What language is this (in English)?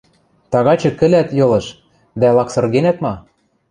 Western Mari